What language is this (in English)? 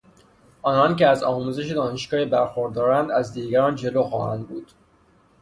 Persian